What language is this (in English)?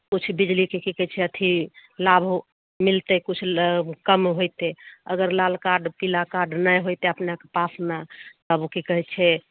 Maithili